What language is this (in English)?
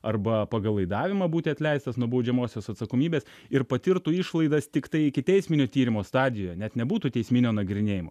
Lithuanian